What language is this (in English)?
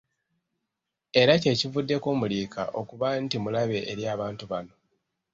Ganda